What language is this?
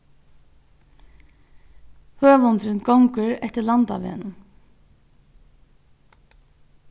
Faroese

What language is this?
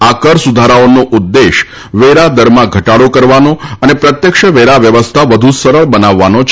Gujarati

